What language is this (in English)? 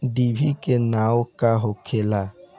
Bhojpuri